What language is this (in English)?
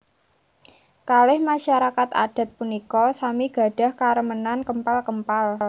Javanese